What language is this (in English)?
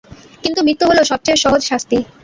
Bangla